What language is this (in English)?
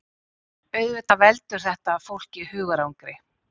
Icelandic